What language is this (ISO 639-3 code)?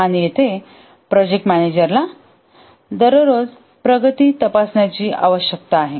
mar